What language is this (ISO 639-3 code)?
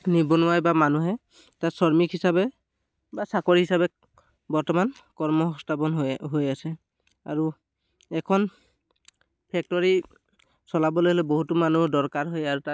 asm